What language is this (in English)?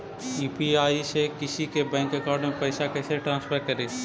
Magahi